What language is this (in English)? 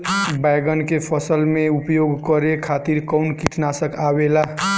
Bhojpuri